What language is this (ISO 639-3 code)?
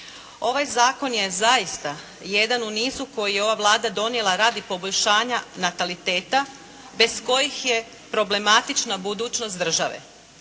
hrv